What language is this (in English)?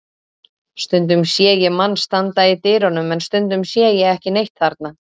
Icelandic